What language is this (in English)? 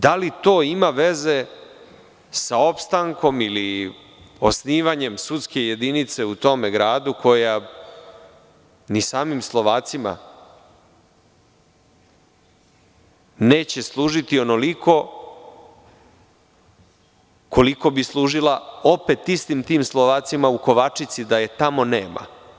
Serbian